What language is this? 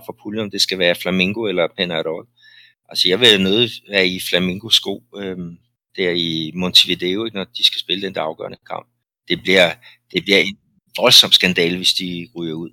Danish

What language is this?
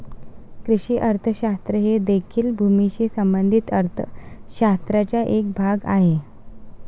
Marathi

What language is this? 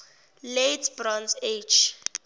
Zulu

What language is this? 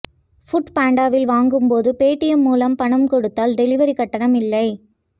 Tamil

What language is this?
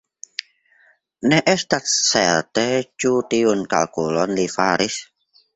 Esperanto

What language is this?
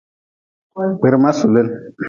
Nawdm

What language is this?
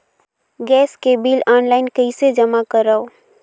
Chhattisgarhi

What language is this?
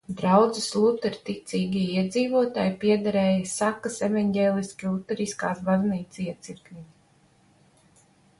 Latvian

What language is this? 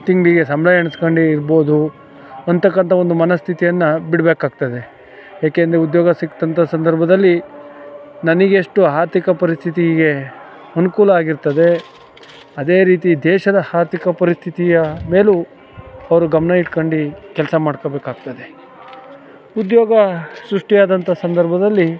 Kannada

